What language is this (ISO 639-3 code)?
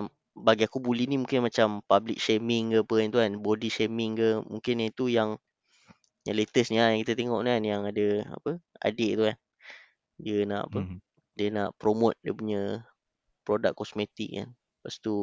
msa